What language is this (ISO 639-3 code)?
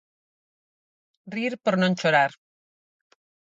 glg